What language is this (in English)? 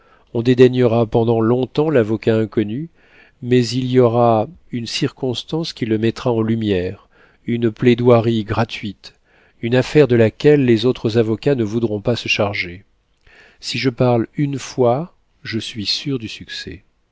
French